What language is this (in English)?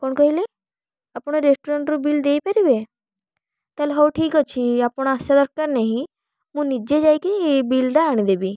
Odia